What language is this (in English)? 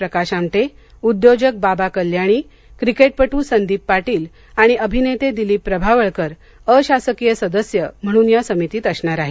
Marathi